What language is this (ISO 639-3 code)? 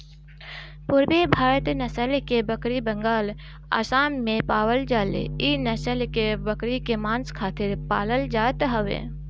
bho